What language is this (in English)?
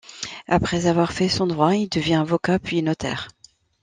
French